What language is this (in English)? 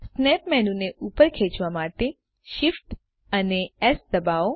Gujarati